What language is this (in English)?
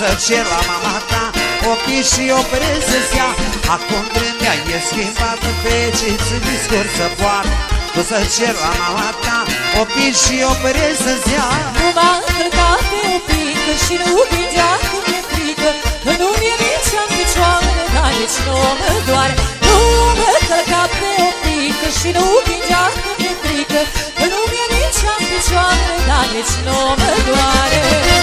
Romanian